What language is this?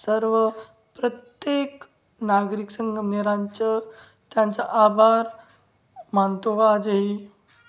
Marathi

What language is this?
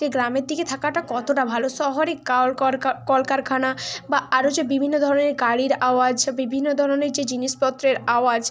Bangla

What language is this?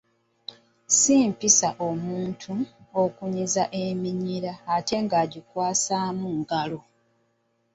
Ganda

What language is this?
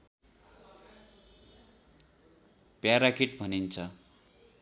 Nepali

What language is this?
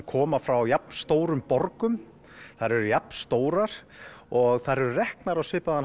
Icelandic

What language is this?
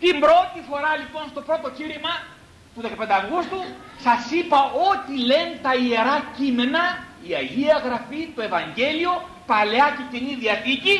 Greek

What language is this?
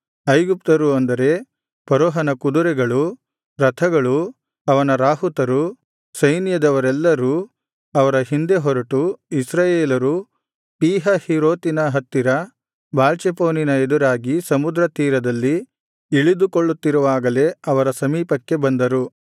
Kannada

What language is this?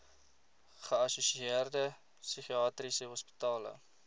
Afrikaans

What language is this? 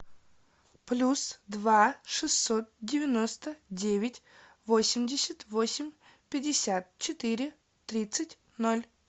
Russian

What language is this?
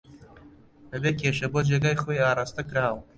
Central Kurdish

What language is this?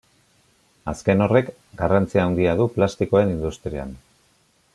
Basque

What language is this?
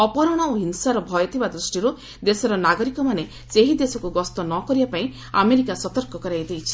Odia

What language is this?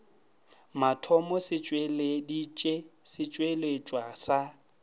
Northern Sotho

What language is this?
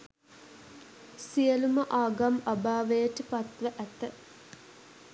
Sinhala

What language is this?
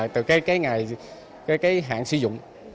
Vietnamese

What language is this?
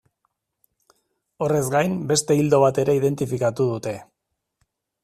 Basque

